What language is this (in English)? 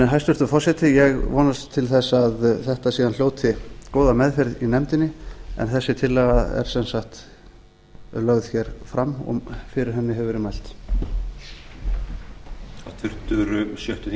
Icelandic